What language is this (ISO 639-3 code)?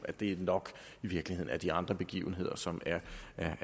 dan